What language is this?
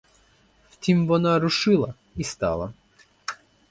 Ukrainian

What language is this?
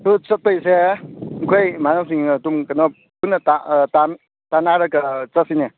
Manipuri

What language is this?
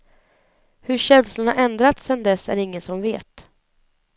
Swedish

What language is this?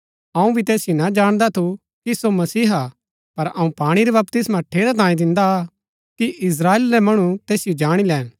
Gaddi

